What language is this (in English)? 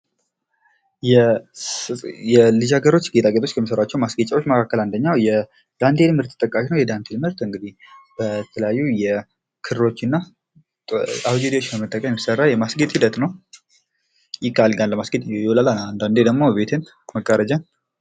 Amharic